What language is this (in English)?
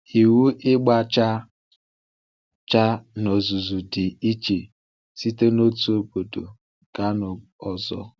Igbo